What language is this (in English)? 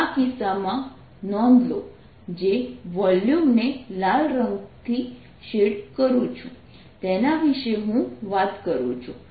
Gujarati